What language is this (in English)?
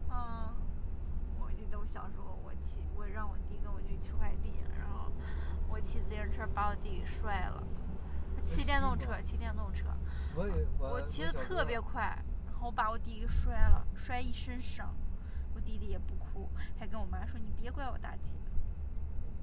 Chinese